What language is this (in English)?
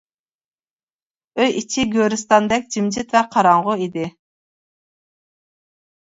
Uyghur